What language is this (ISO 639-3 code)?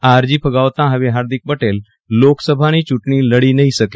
guj